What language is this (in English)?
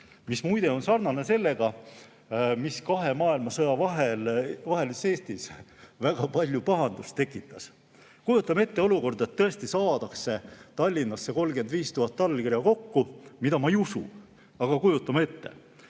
Estonian